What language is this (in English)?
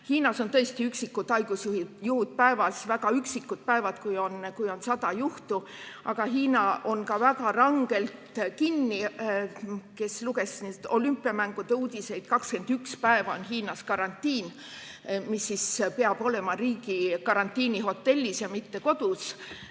Estonian